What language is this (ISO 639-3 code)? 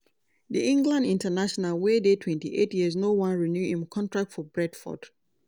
pcm